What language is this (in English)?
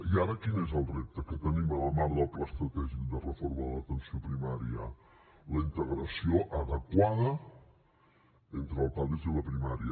Catalan